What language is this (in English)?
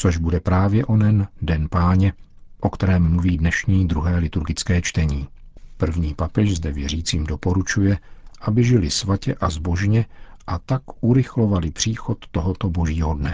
Czech